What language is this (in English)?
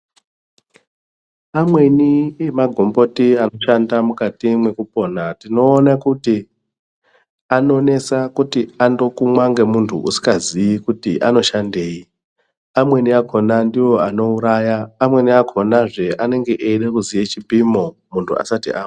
Ndau